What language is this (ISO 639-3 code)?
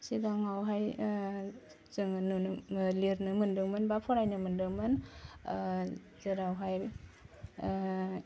brx